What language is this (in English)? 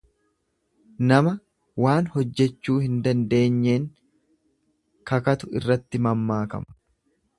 Oromo